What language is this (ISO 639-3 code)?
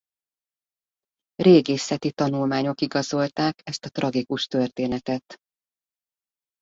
hun